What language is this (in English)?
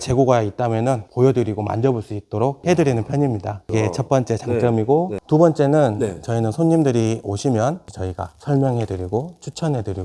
Korean